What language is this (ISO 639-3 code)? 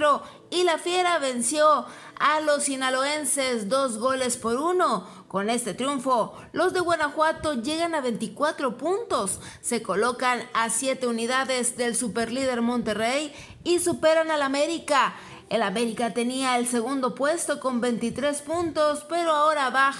spa